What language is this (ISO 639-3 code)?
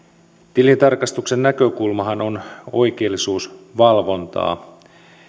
fin